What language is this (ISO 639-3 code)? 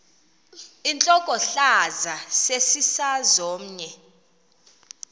xho